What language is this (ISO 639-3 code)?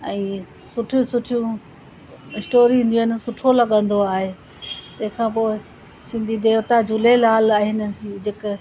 snd